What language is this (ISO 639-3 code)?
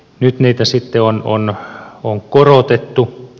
fin